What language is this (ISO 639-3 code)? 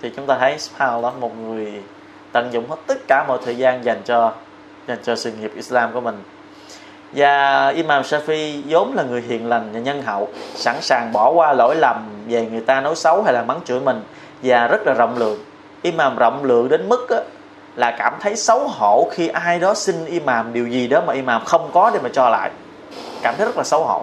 vie